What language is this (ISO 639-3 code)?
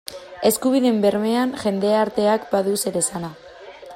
eus